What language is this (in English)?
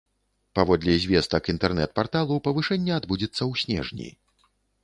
Belarusian